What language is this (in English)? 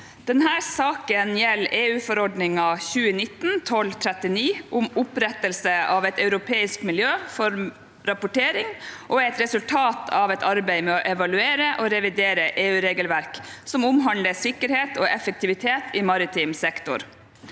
Norwegian